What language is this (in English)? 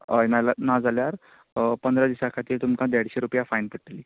Konkani